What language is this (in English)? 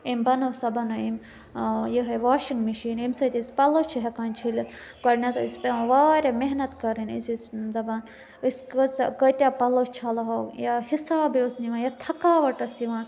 Kashmiri